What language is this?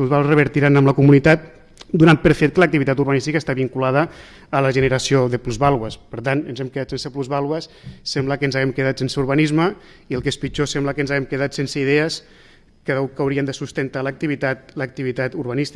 Spanish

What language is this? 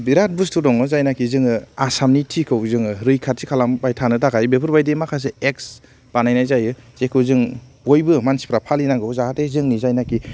Bodo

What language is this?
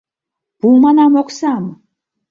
Mari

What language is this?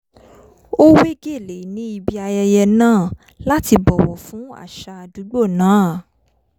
Yoruba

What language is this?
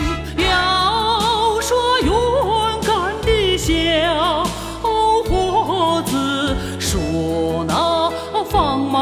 Chinese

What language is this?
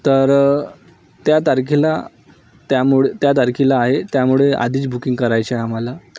Marathi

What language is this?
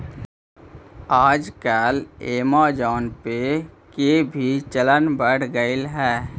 Magahi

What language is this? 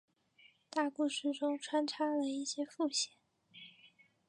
Chinese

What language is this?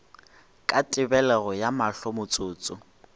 Northern Sotho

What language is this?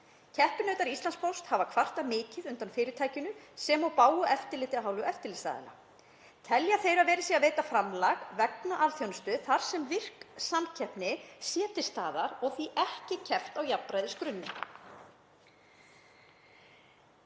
Icelandic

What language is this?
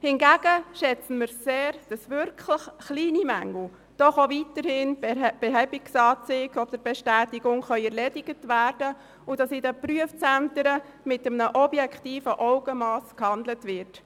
Swiss German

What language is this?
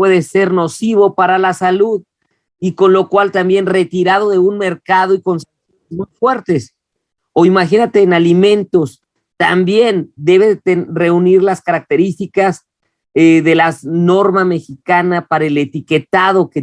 Spanish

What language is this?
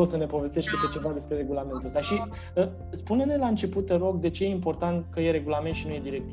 Romanian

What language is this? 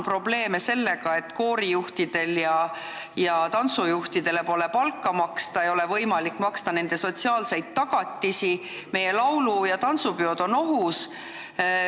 Estonian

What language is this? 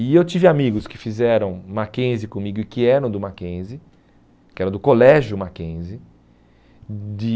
Portuguese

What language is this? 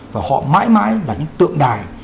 Vietnamese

